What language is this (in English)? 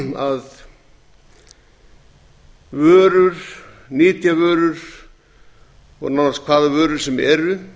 Icelandic